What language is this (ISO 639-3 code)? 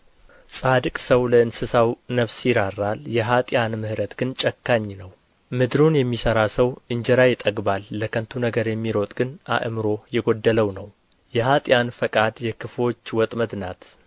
amh